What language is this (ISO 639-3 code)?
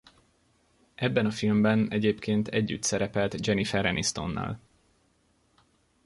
hun